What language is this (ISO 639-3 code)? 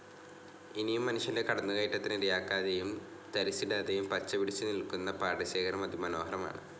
mal